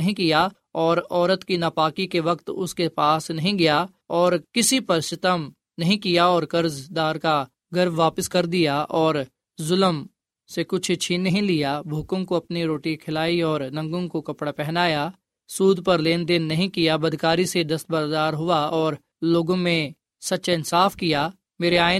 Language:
Urdu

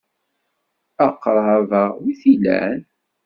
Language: Kabyle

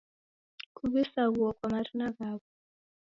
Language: Taita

